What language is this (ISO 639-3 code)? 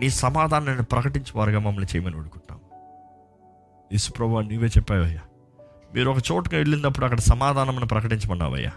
tel